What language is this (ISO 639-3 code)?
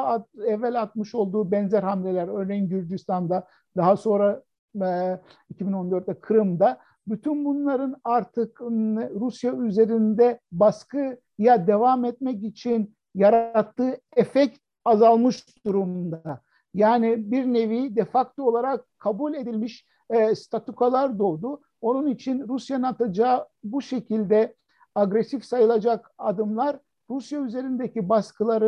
tur